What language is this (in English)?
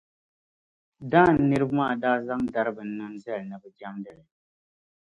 Dagbani